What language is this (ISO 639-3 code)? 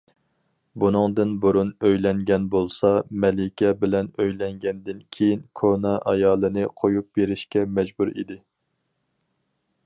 uig